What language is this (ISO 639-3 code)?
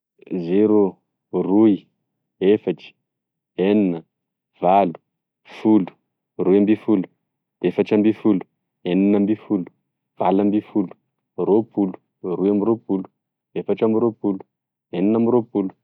tkg